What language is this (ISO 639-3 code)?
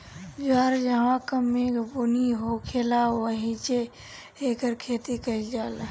bho